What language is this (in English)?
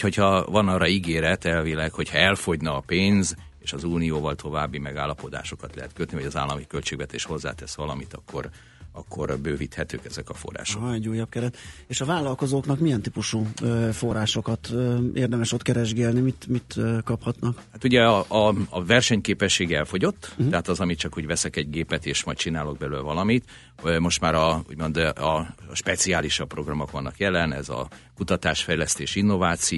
Hungarian